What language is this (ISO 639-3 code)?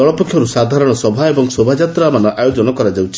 ori